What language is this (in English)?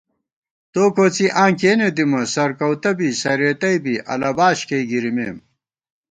Gawar-Bati